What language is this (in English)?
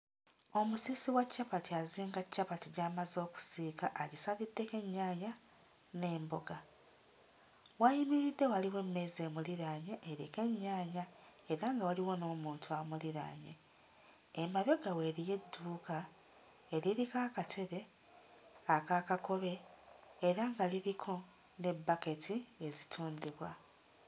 Ganda